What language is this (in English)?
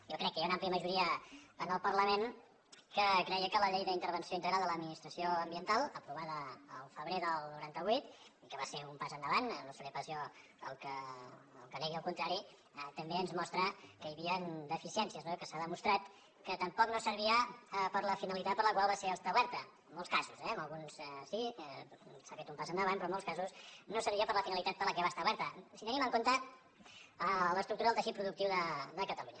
Catalan